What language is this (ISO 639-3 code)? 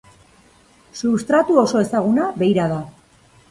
eus